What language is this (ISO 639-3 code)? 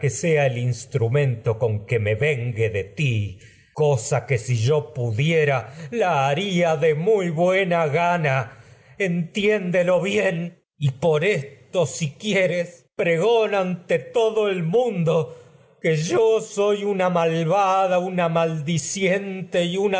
spa